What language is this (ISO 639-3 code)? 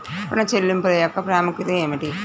tel